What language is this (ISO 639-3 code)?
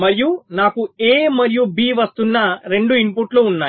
tel